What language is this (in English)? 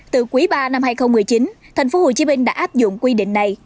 Vietnamese